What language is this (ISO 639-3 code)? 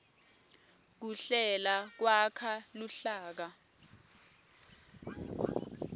ssw